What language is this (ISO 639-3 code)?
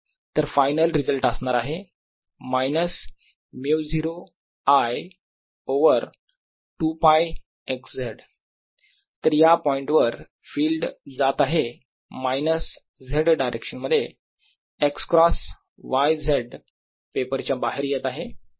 mar